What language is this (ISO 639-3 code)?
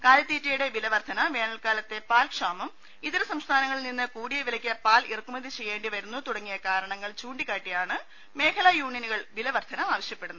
mal